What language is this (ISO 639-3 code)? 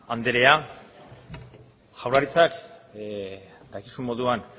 eus